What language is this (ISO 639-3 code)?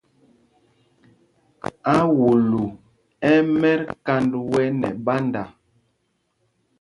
mgg